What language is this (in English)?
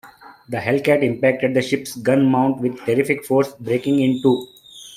English